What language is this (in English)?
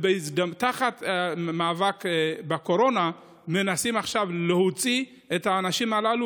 Hebrew